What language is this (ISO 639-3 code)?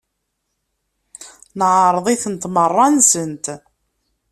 kab